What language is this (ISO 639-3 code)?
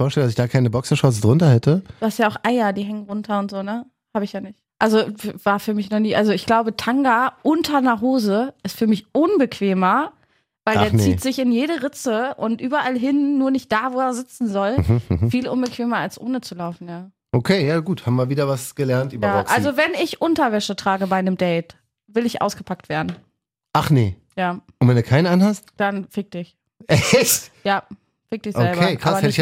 deu